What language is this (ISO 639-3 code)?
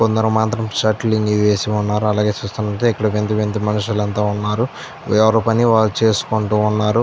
tel